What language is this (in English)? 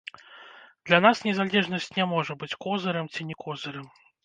Belarusian